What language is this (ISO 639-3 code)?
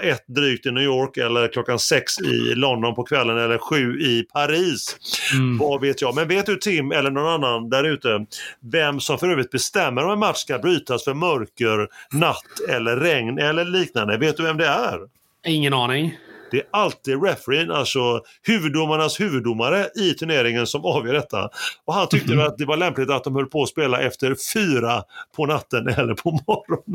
swe